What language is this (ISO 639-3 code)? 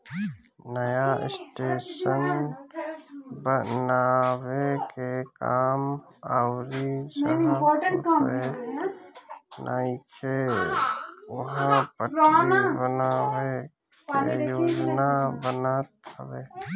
bho